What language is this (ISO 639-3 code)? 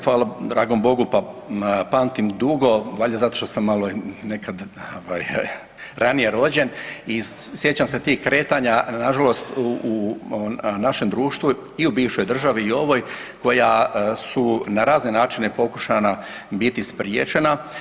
hrv